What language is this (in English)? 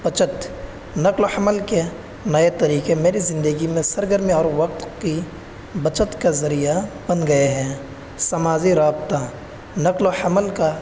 Urdu